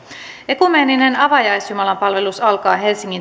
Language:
Finnish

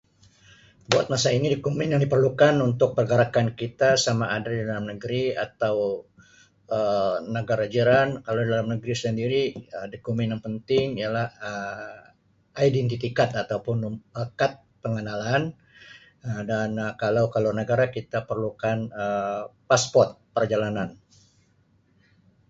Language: Sabah Malay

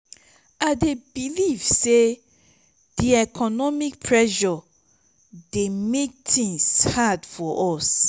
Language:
Nigerian Pidgin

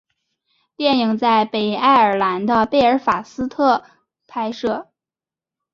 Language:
Chinese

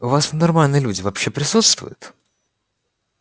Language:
Russian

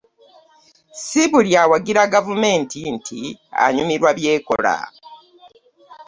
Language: Ganda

